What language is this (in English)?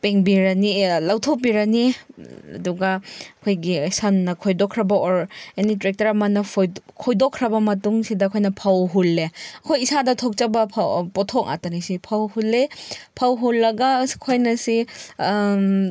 Manipuri